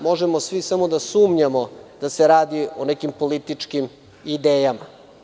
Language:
Serbian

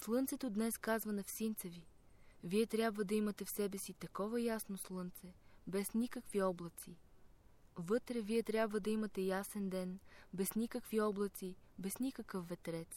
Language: Bulgarian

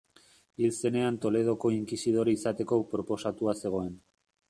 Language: Basque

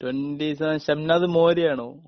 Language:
Malayalam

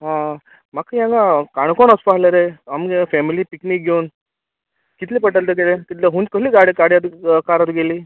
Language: Konkani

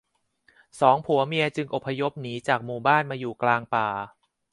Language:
Thai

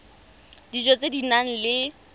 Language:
Tswana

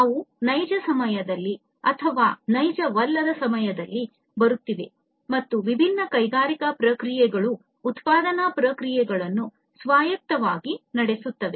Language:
Kannada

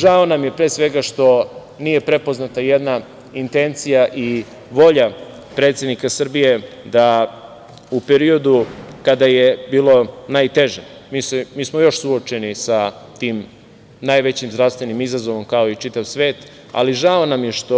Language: Serbian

